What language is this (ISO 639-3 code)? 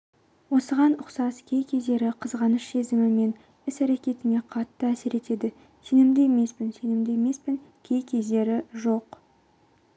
kaz